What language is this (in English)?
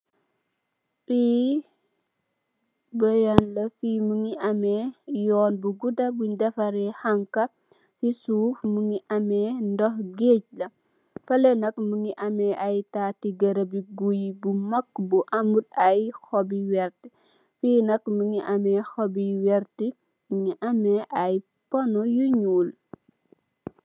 Wolof